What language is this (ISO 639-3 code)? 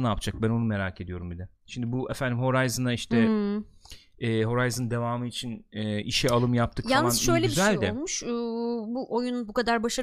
tur